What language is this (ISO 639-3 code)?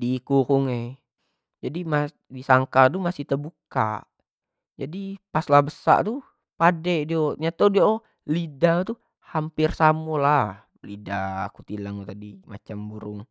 jax